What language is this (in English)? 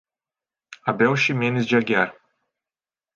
Portuguese